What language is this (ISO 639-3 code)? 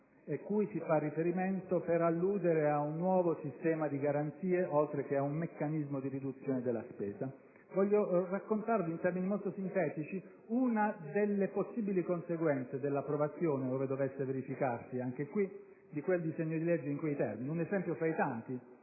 ita